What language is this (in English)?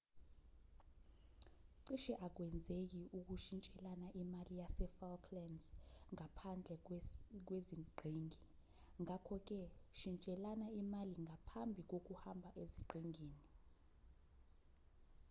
Zulu